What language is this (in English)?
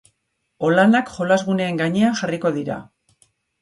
Basque